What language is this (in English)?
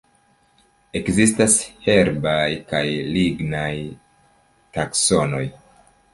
Esperanto